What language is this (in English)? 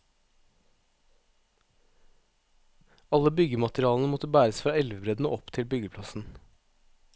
Norwegian